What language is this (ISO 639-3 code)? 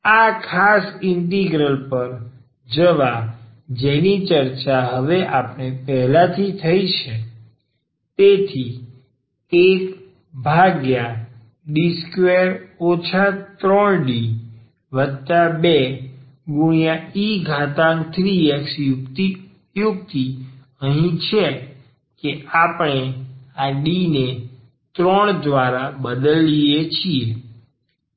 guj